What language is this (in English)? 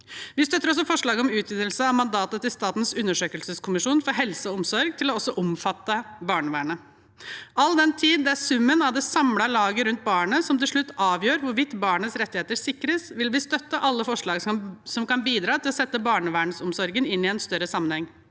Norwegian